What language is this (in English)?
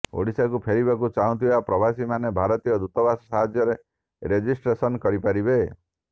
Odia